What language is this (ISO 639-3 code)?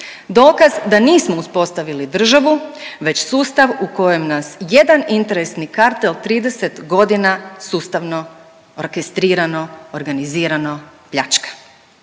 hrv